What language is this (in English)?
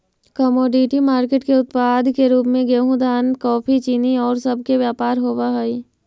Magahi